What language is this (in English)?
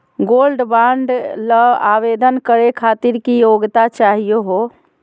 Magahi